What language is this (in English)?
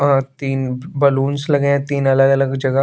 Hindi